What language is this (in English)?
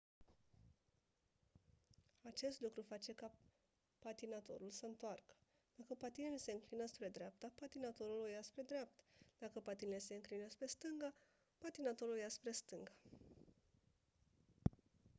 Romanian